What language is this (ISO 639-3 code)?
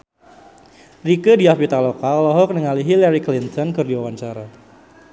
sun